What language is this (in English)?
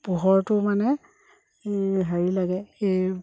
Assamese